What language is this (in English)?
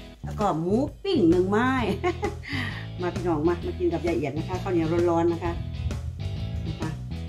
Thai